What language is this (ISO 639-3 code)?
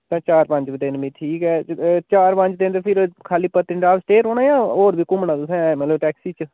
doi